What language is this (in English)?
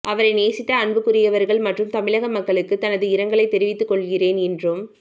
Tamil